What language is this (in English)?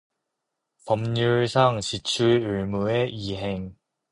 Korean